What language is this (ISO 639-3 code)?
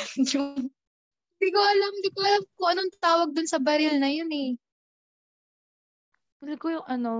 fil